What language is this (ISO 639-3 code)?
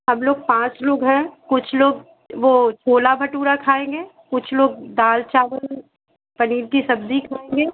hin